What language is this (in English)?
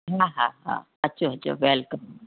Sindhi